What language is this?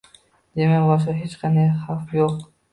Uzbek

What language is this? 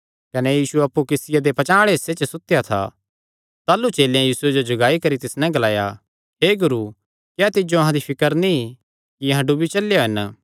Kangri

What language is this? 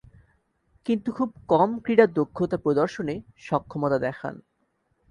Bangla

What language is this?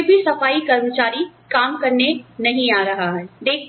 Hindi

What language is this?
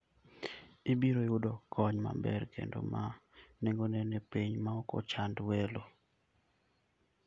Luo (Kenya and Tanzania)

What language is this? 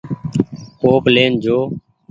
Goaria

